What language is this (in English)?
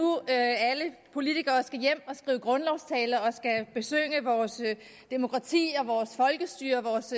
Danish